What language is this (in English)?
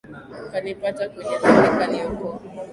Swahili